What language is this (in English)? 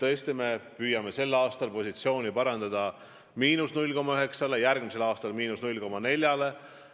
Estonian